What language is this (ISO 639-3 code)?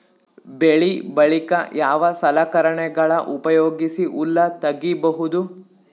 kan